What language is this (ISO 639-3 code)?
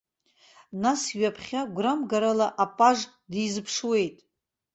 abk